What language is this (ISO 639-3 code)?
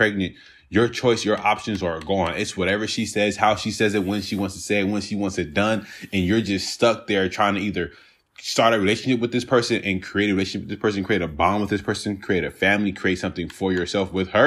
eng